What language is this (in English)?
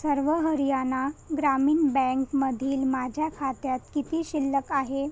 Marathi